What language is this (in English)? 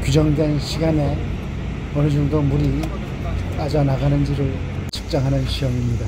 Korean